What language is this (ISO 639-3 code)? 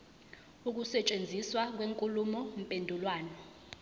zul